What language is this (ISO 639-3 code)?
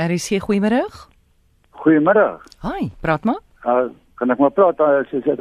nld